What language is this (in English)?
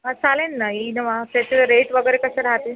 Marathi